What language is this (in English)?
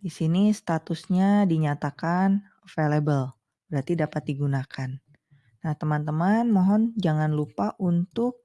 Indonesian